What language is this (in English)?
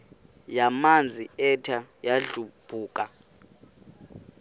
Xhosa